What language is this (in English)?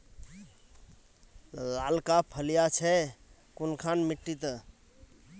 Magahi